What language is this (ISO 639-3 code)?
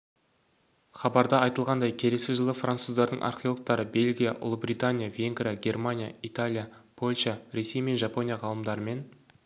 kaz